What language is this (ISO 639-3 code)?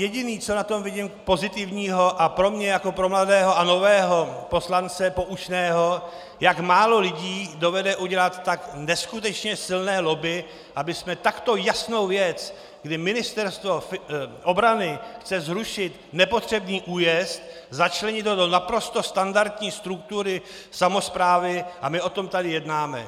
ces